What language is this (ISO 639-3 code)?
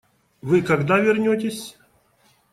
rus